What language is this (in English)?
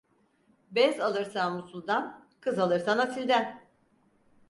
Turkish